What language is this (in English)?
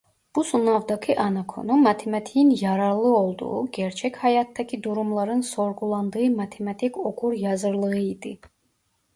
Turkish